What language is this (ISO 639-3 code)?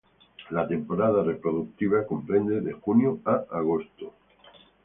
spa